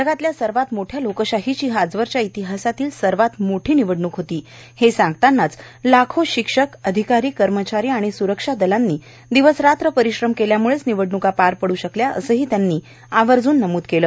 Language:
Marathi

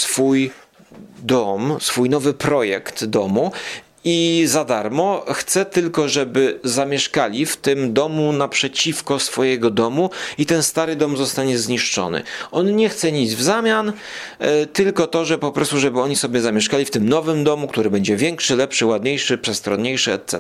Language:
Polish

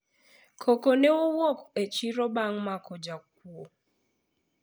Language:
Luo (Kenya and Tanzania)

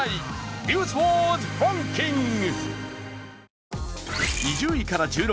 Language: Japanese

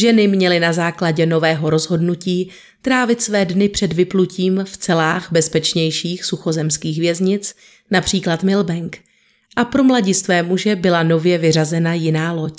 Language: Czech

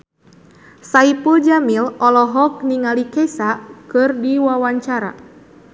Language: Sundanese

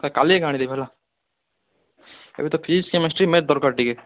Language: Odia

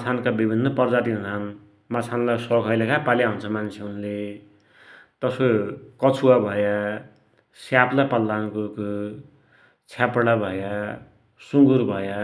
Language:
Dotyali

